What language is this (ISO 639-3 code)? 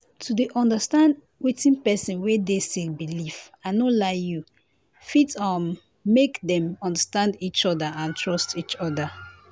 pcm